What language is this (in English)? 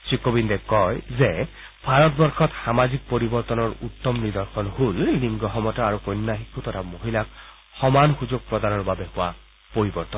Assamese